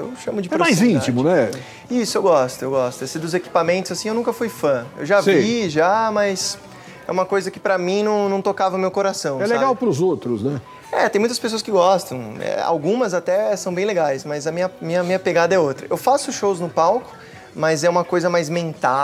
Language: Portuguese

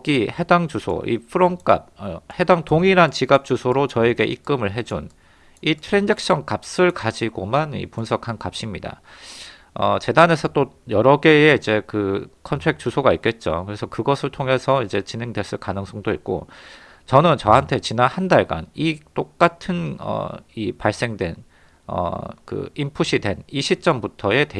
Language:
Korean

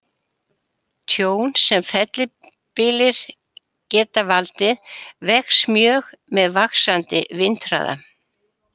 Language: Icelandic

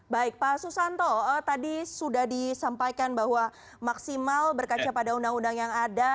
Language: Indonesian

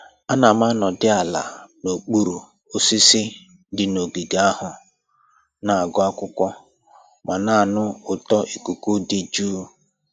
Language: Igbo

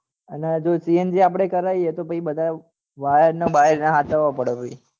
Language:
Gujarati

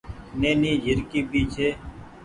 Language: Goaria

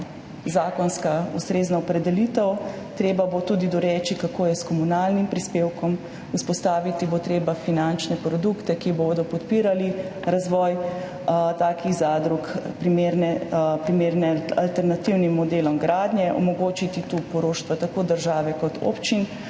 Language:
Slovenian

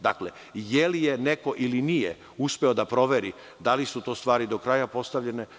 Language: Serbian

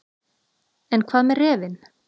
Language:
Icelandic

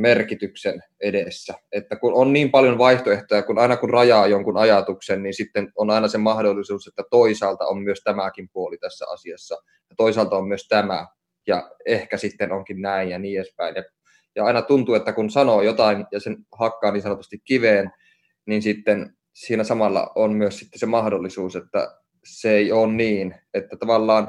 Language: Finnish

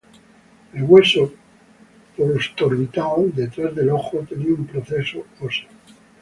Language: Spanish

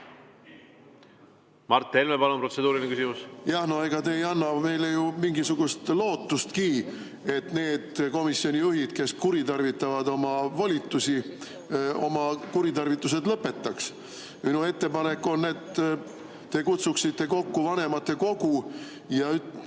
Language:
Estonian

